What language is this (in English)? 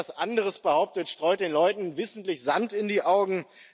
German